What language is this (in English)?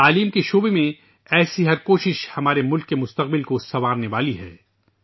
Urdu